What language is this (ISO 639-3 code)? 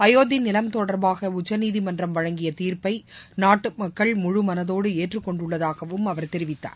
tam